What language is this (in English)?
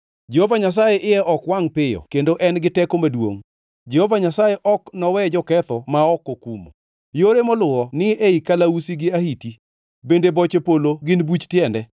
Luo (Kenya and Tanzania)